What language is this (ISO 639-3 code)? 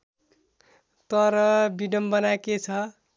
nep